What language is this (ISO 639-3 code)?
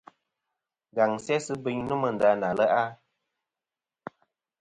bkm